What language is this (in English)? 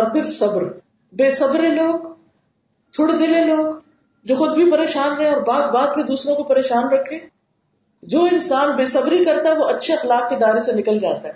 Urdu